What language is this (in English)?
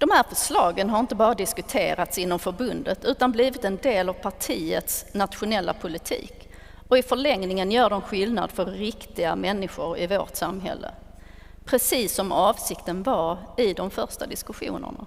Swedish